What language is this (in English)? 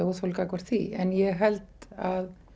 Icelandic